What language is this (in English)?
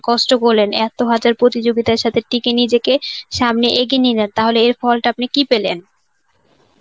Bangla